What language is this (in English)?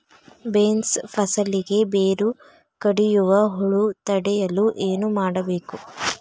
Kannada